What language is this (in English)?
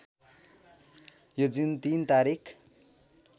Nepali